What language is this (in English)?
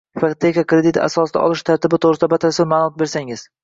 Uzbek